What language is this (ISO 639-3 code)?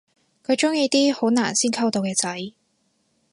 yue